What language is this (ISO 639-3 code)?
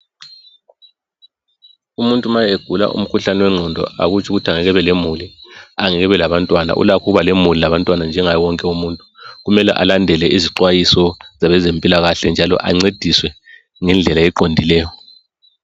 nde